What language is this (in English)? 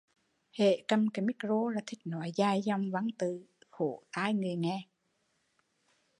Vietnamese